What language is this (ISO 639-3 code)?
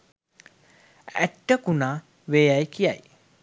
sin